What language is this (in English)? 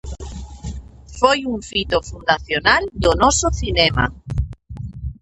Galician